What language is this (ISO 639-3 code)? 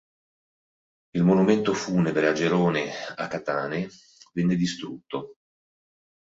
ita